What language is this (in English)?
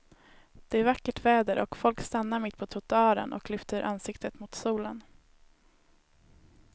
Swedish